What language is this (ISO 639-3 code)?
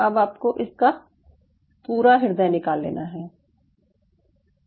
hin